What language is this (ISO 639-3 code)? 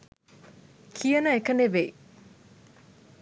sin